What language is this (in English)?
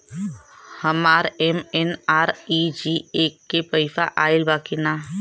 Bhojpuri